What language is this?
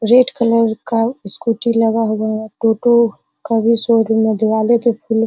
Hindi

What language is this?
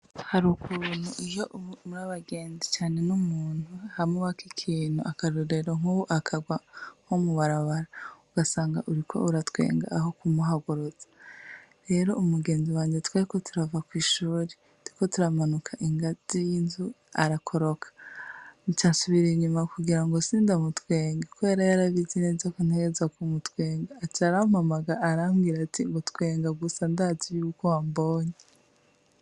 Rundi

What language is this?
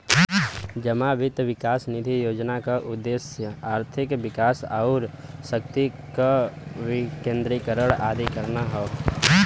Bhojpuri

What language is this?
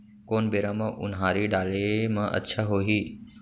Chhattisgarhi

